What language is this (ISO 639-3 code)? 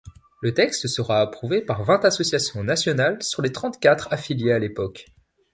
fra